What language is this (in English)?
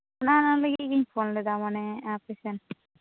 Santali